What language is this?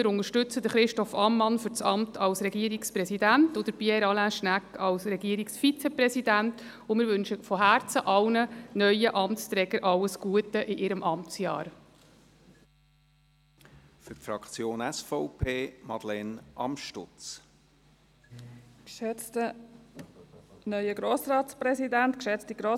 Swiss German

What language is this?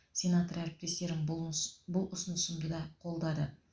Kazakh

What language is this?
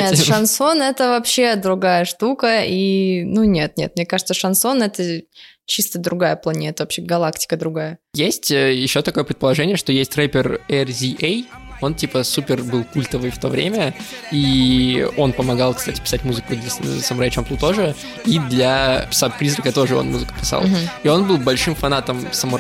Russian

